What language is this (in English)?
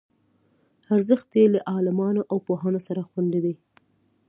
Pashto